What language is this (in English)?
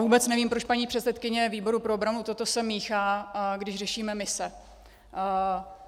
Czech